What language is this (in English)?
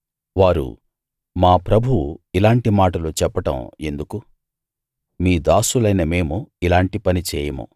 Telugu